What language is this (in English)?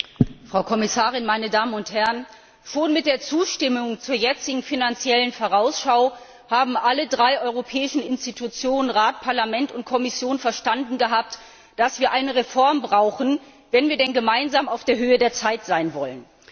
German